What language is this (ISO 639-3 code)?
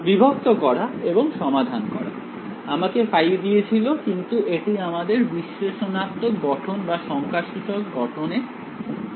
ben